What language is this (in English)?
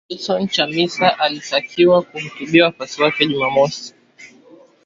Swahili